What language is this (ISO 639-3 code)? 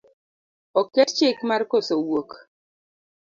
luo